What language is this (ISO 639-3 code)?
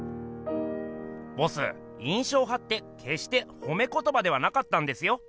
jpn